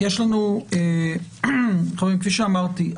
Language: Hebrew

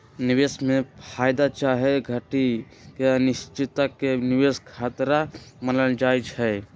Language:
Magahi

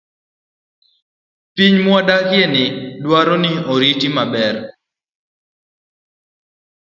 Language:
Luo (Kenya and Tanzania)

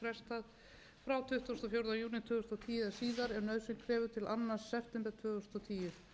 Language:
Icelandic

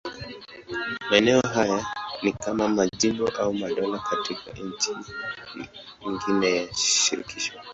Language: Swahili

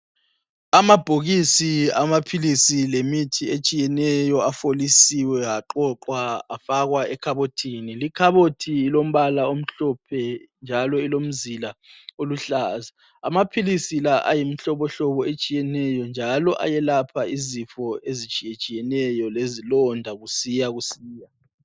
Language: North Ndebele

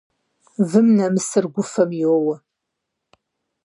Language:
Kabardian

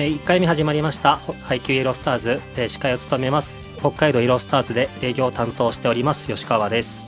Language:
Japanese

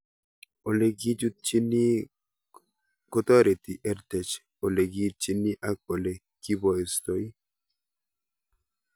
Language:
Kalenjin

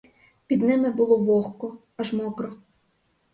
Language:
Ukrainian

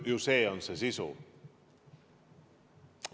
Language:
Estonian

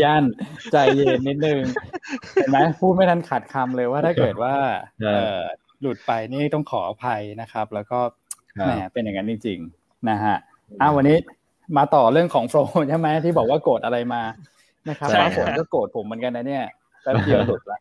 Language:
Thai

